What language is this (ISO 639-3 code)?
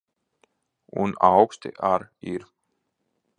lav